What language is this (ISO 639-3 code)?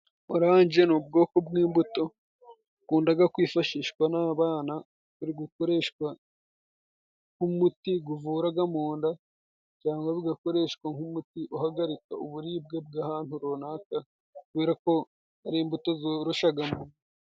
kin